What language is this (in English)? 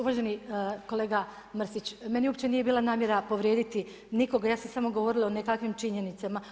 Croatian